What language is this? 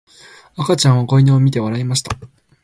Japanese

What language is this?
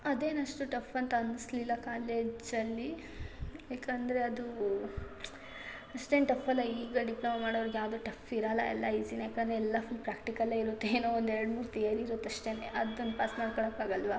Kannada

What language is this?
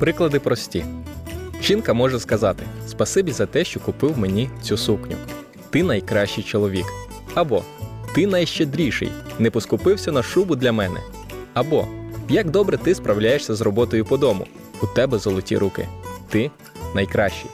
Ukrainian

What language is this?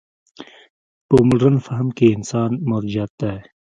Pashto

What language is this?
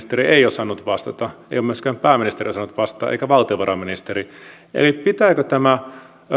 Finnish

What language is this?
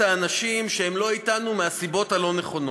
Hebrew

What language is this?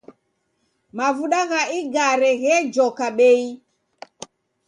Taita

